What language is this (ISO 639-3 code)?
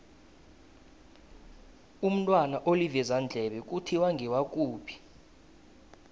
nbl